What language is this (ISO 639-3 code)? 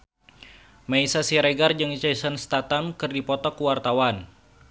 sun